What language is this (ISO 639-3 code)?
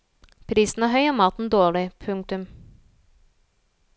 nor